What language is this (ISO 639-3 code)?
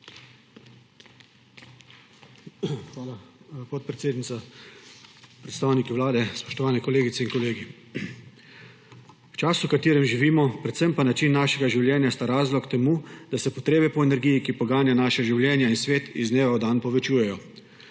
slv